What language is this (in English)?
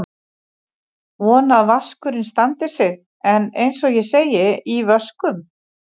Icelandic